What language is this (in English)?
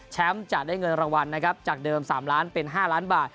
Thai